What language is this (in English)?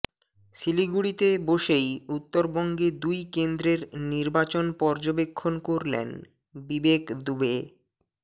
Bangla